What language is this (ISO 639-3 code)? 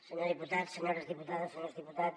cat